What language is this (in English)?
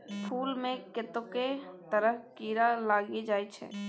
Maithili